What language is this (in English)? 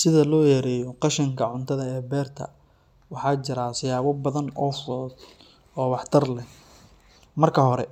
Somali